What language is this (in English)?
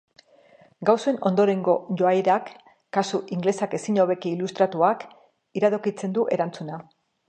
Basque